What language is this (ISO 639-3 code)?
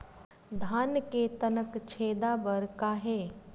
hne